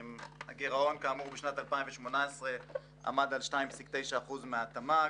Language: Hebrew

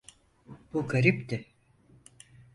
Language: Turkish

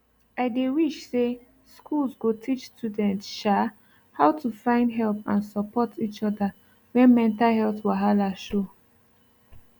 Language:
Nigerian Pidgin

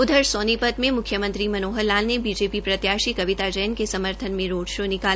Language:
Hindi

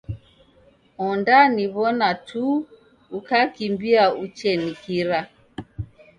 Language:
Taita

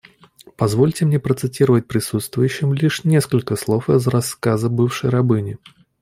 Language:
Russian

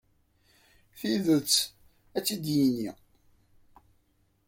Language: Kabyle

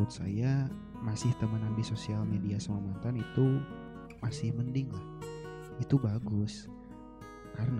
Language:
Indonesian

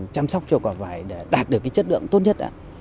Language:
Vietnamese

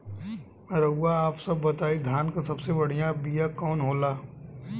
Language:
Bhojpuri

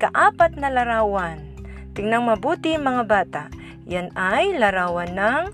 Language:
Filipino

